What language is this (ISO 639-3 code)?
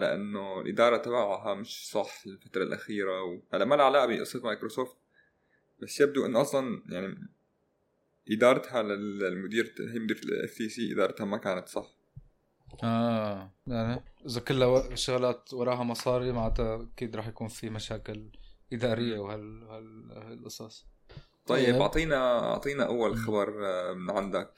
ara